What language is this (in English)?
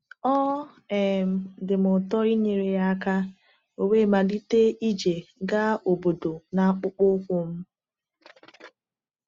Igbo